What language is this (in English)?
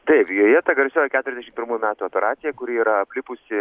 Lithuanian